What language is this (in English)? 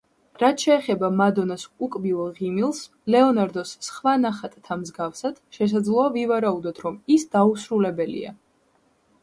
Georgian